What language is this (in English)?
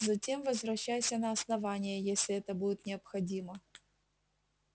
Russian